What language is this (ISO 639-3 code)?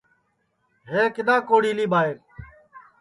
ssi